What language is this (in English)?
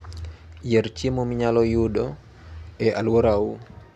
Luo (Kenya and Tanzania)